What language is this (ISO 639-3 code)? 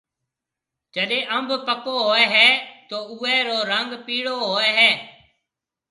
mve